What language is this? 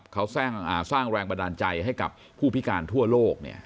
Thai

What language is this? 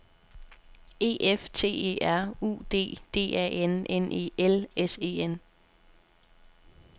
Danish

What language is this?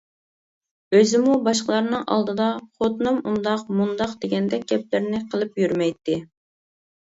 Uyghur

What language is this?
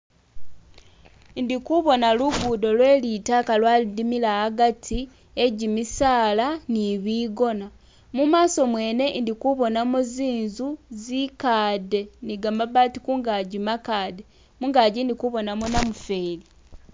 Masaaba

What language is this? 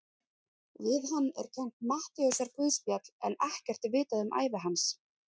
Icelandic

